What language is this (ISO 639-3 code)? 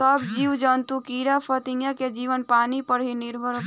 bho